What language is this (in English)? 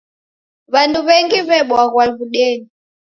Taita